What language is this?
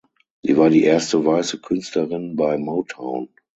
German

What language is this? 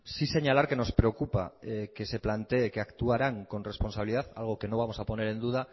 Spanish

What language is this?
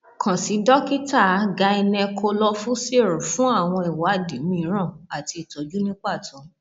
Yoruba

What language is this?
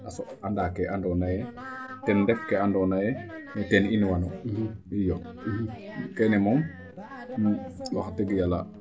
Serer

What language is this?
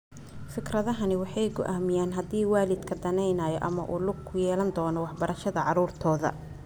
Somali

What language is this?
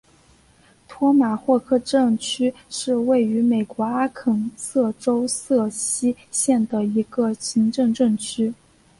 Chinese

